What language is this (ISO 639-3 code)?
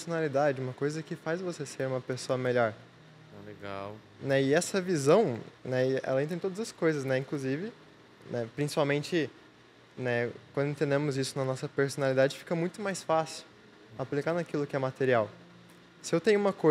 por